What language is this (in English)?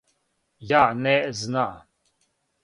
Serbian